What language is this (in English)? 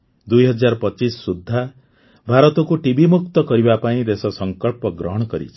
Odia